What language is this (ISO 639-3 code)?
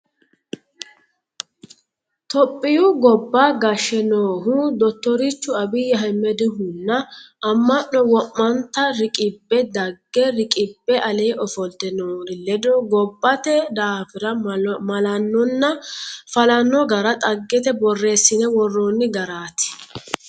sid